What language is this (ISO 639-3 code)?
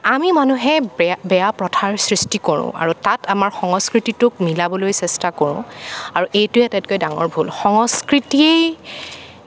asm